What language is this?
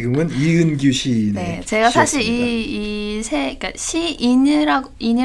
Korean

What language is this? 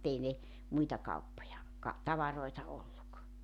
Finnish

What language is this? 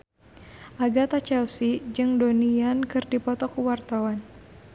Sundanese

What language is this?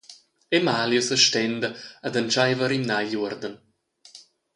Romansh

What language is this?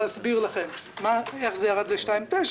Hebrew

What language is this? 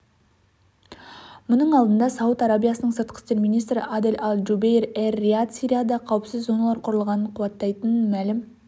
Kazakh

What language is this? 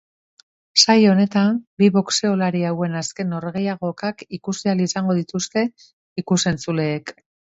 Basque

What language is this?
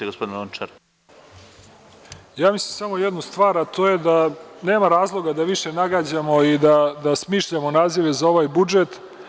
Serbian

